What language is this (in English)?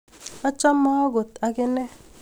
Kalenjin